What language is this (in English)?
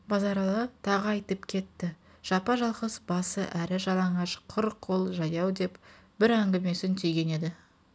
Kazakh